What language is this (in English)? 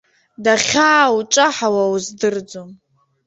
Abkhazian